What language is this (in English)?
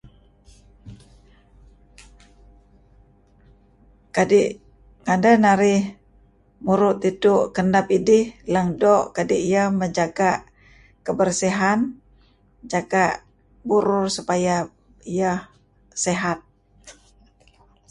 Kelabit